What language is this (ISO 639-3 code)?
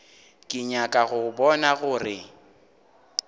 nso